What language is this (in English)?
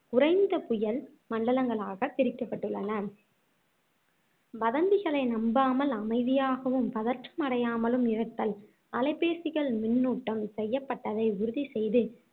Tamil